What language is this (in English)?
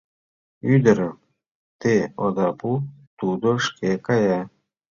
Mari